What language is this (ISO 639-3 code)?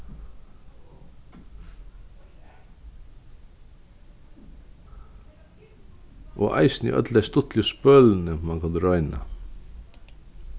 fao